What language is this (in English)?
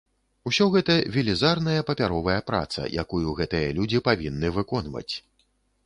Belarusian